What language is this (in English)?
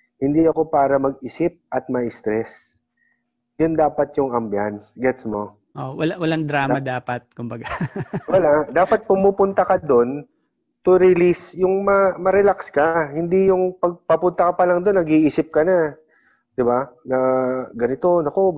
Filipino